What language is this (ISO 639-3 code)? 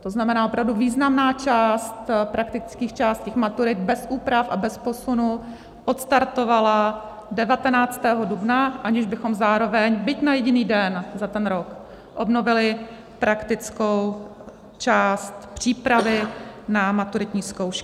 ces